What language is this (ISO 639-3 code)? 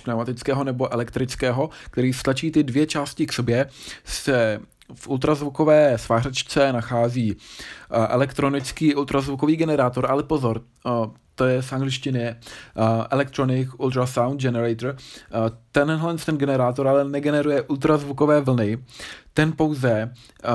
ces